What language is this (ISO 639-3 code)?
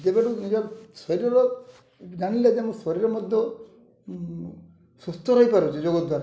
ori